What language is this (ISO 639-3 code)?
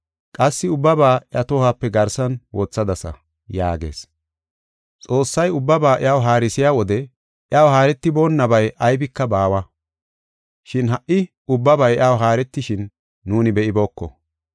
gof